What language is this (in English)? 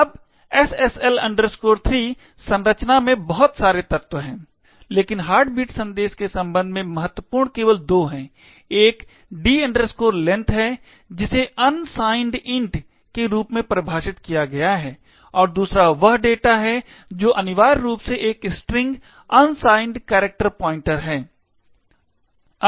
Hindi